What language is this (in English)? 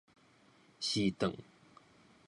Min Nan Chinese